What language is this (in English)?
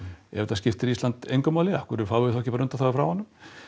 Icelandic